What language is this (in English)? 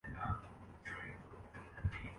Urdu